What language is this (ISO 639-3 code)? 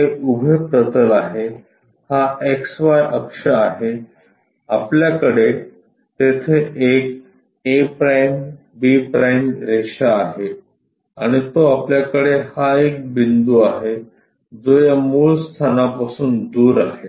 mar